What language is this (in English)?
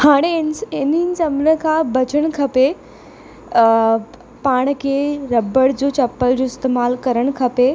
Sindhi